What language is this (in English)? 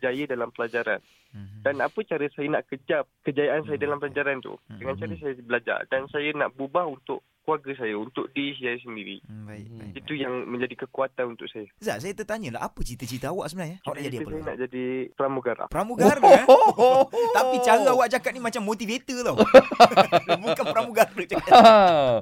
Malay